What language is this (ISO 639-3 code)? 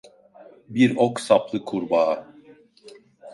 tur